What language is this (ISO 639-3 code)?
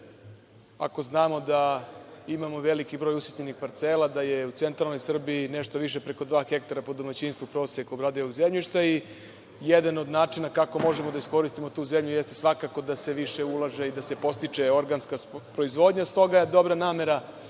srp